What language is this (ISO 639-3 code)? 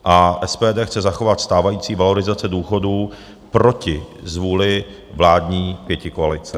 ces